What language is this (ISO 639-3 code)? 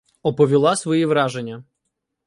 ukr